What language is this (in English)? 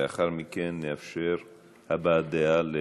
Hebrew